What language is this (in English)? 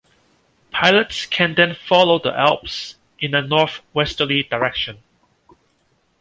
English